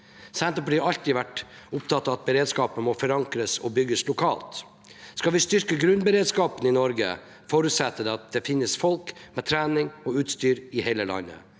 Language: Norwegian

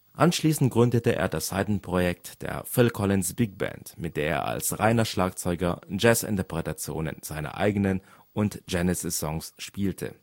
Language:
German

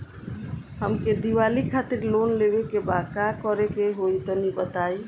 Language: Bhojpuri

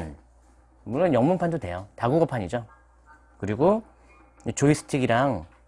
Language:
Korean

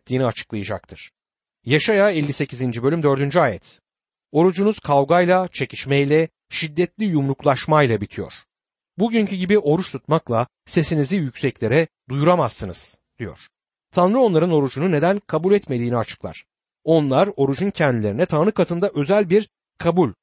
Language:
Turkish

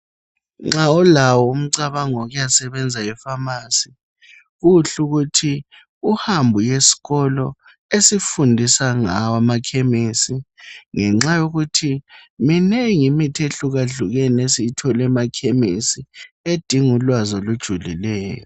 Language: North Ndebele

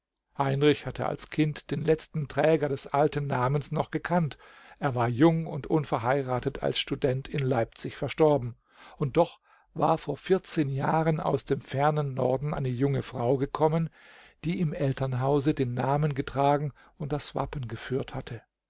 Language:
German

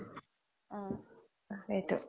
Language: Assamese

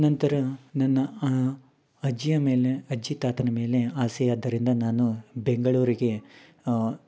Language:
Kannada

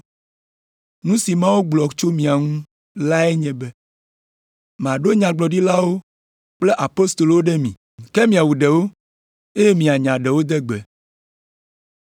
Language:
Ewe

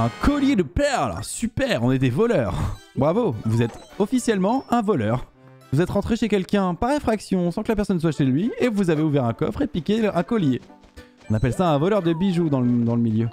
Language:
French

